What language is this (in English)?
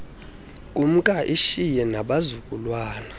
Xhosa